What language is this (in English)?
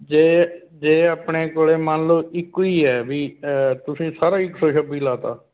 Punjabi